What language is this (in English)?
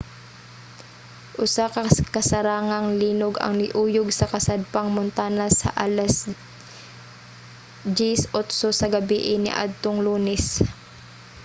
Cebuano